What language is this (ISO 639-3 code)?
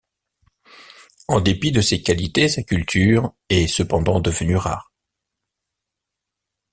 fra